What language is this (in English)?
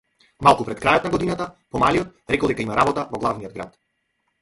Macedonian